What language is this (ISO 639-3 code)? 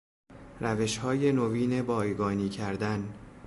fas